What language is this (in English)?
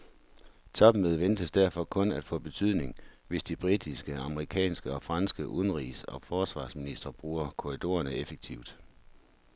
Danish